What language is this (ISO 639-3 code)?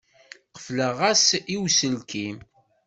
kab